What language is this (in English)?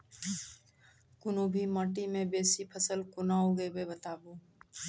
Maithili